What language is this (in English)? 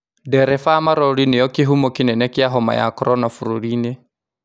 Kikuyu